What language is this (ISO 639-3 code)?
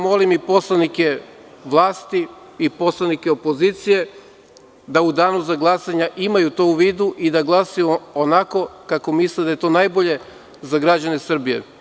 srp